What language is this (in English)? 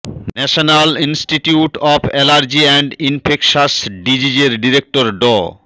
Bangla